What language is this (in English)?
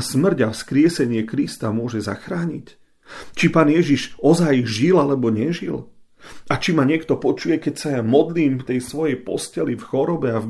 Slovak